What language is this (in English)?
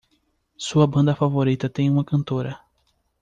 Portuguese